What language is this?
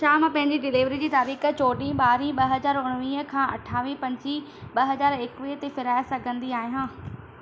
Sindhi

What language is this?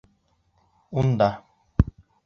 Bashkir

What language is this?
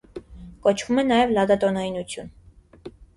Armenian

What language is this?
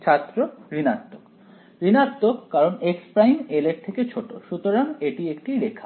Bangla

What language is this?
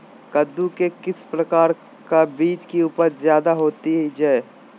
Magahi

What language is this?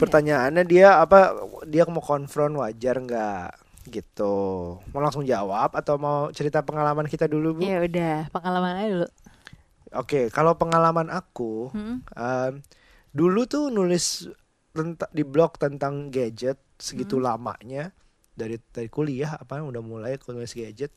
Indonesian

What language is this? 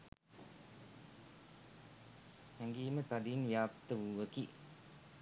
Sinhala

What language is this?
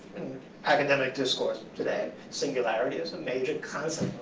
English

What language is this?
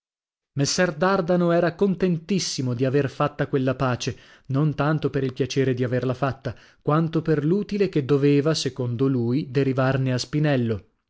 Italian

